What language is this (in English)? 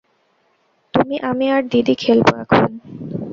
Bangla